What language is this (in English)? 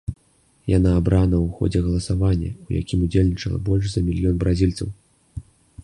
Belarusian